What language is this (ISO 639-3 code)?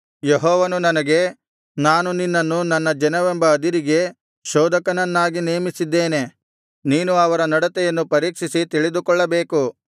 kan